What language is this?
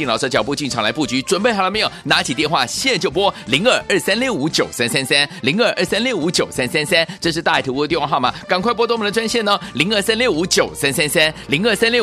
Chinese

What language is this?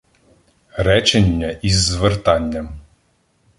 Ukrainian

